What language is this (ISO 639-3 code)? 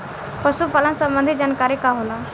bho